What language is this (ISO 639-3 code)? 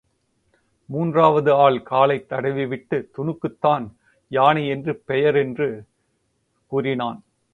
tam